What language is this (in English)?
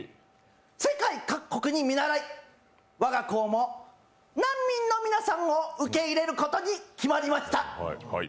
Japanese